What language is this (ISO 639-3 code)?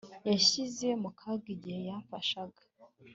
kin